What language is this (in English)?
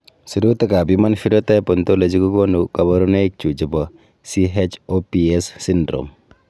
Kalenjin